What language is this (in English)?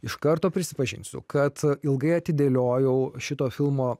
Lithuanian